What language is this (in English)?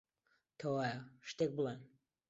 Central Kurdish